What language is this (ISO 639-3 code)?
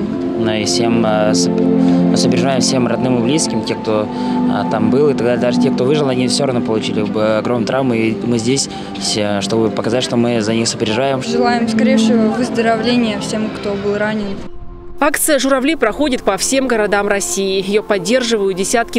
rus